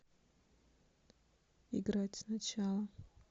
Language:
Russian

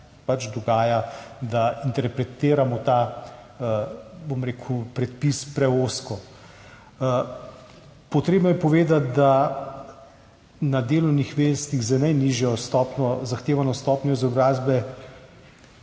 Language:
Slovenian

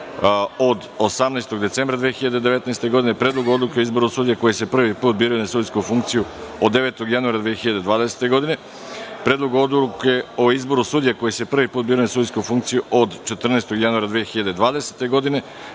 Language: Serbian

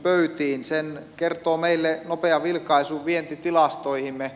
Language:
Finnish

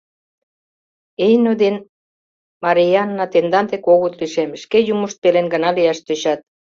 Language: Mari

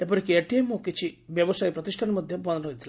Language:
Odia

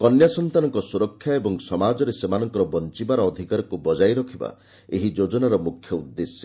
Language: Odia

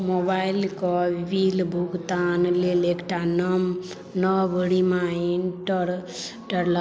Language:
Maithili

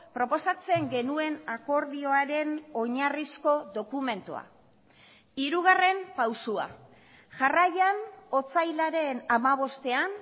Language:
Basque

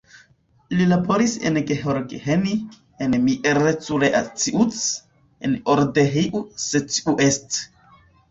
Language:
Esperanto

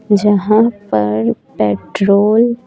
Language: Hindi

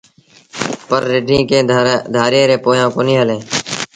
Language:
Sindhi Bhil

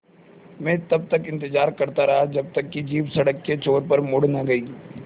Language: Hindi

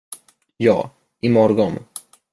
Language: Swedish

